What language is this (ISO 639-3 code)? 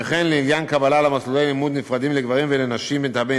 heb